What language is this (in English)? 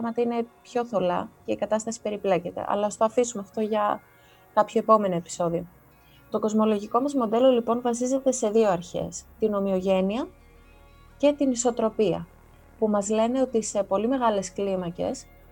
Greek